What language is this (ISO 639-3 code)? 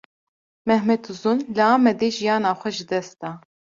kur